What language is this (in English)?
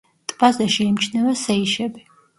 Georgian